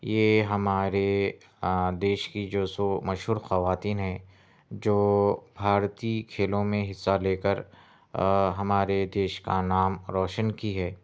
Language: Urdu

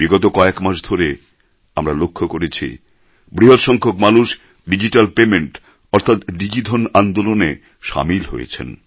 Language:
Bangla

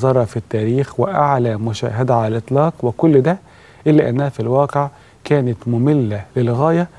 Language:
Arabic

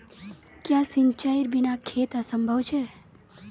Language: Magahi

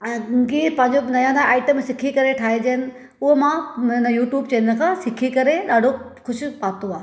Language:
Sindhi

